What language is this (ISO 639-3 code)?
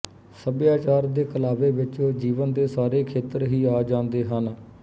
pan